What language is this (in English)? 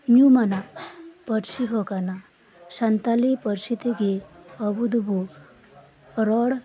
Santali